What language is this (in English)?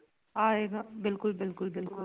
Punjabi